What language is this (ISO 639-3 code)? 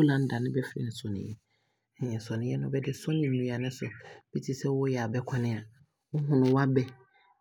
abr